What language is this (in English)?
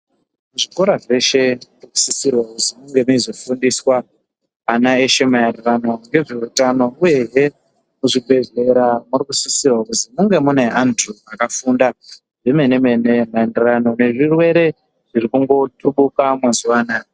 Ndau